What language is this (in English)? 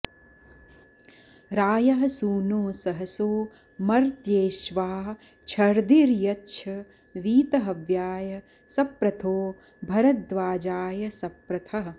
Sanskrit